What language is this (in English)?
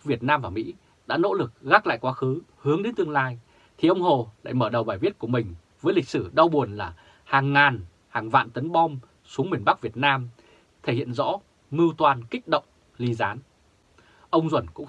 Vietnamese